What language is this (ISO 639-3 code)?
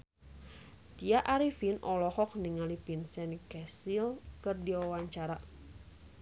sun